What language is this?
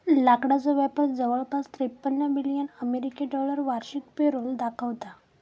Marathi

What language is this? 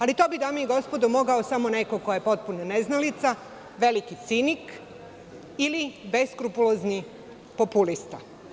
Serbian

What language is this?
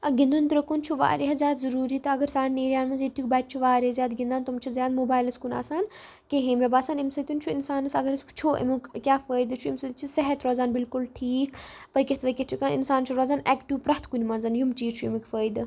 Kashmiri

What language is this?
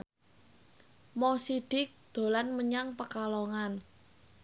Javanese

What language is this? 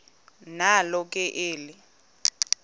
Xhosa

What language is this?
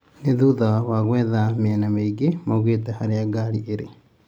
Kikuyu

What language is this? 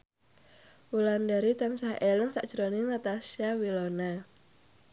Javanese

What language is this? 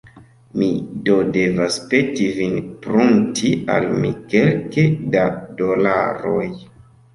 Esperanto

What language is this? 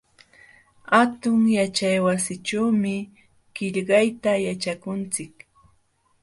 Jauja Wanca Quechua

